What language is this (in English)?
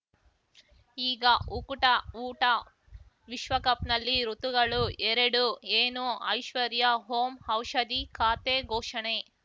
Kannada